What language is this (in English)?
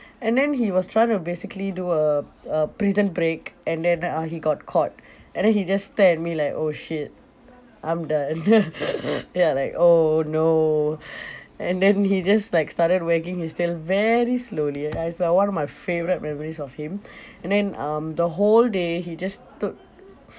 English